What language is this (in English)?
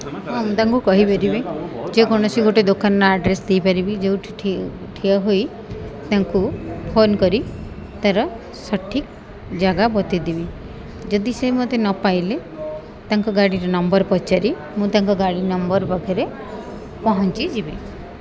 Odia